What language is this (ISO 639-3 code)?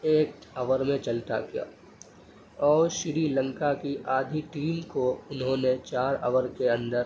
urd